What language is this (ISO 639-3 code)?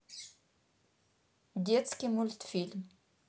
rus